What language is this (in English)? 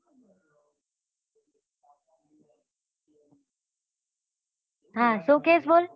Gujarati